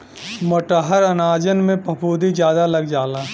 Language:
Bhojpuri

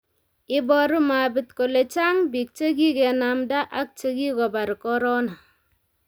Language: Kalenjin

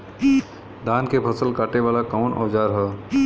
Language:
Bhojpuri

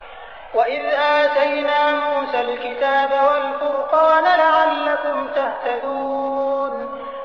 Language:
Arabic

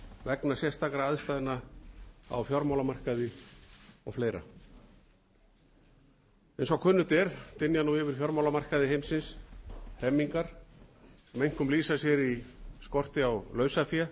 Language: Icelandic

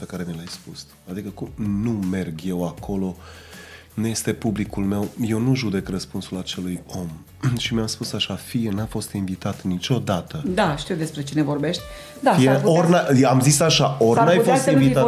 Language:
Romanian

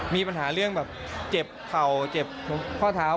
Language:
Thai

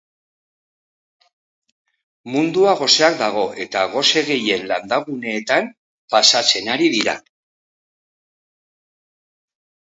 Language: Basque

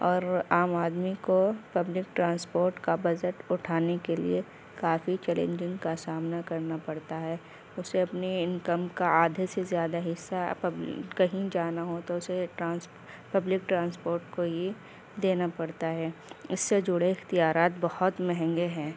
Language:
Urdu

